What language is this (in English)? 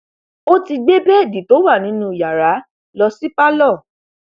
Yoruba